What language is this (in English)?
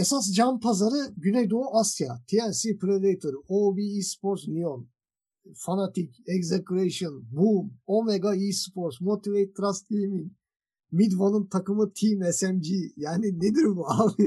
Turkish